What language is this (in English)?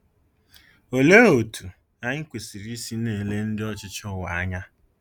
Igbo